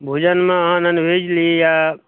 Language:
Maithili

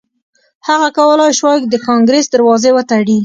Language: Pashto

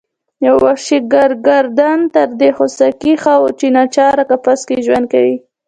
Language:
Pashto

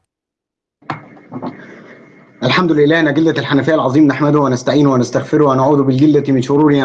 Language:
Arabic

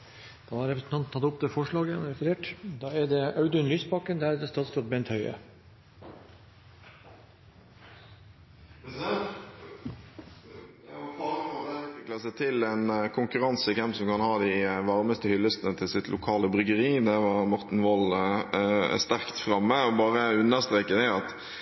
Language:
Norwegian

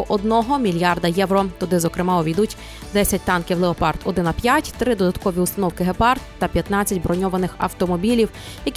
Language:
Ukrainian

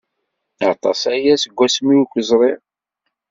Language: Kabyle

